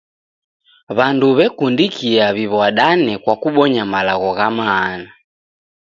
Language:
Taita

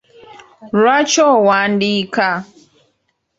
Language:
Ganda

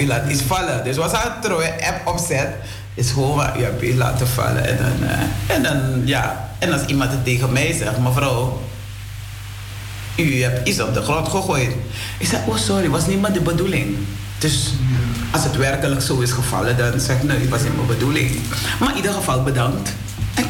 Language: Dutch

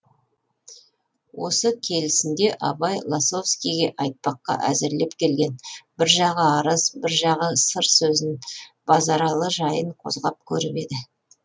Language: Kazakh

